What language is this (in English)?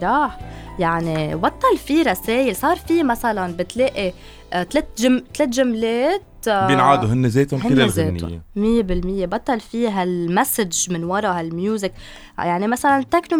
Arabic